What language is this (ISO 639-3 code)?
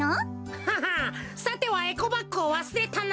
jpn